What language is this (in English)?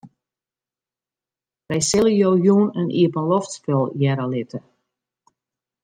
Western Frisian